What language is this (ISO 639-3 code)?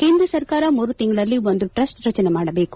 kan